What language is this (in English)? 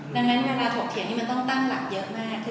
Thai